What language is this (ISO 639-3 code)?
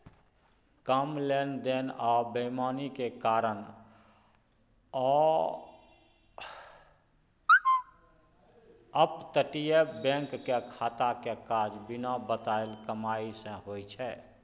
mai